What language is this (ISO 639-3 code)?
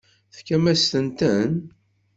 kab